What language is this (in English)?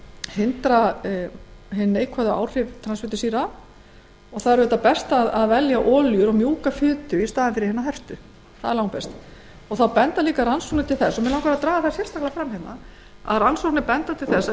Icelandic